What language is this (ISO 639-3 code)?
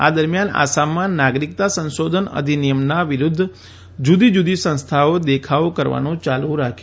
guj